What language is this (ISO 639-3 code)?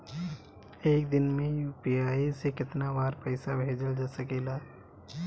bho